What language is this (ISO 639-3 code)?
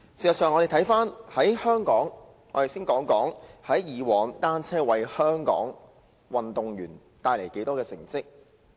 yue